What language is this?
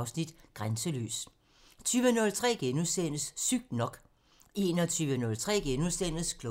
Danish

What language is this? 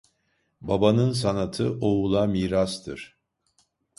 Turkish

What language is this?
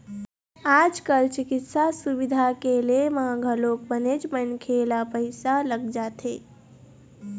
Chhattisgarhi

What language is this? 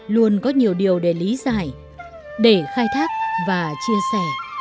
Vietnamese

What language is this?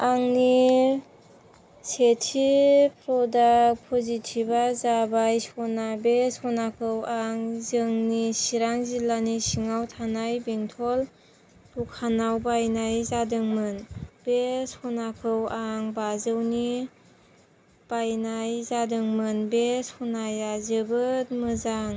Bodo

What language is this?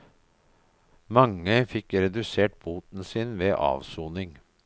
Norwegian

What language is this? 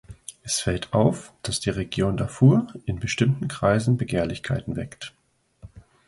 German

